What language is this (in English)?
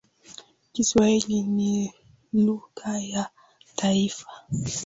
Swahili